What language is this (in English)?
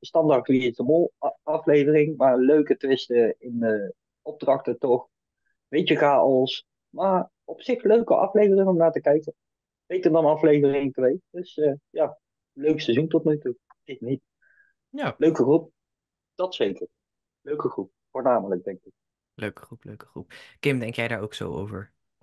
Dutch